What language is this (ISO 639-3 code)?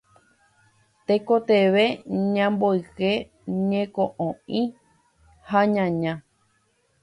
grn